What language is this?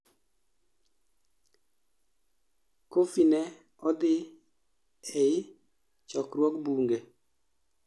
Luo (Kenya and Tanzania)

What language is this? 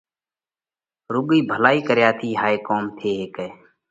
Parkari Koli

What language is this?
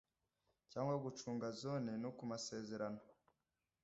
Kinyarwanda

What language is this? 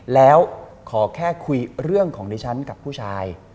Thai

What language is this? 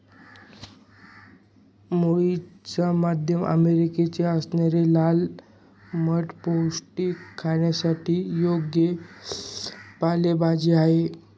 Marathi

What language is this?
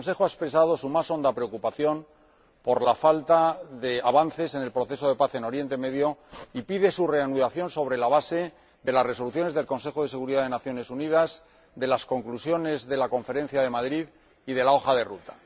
Spanish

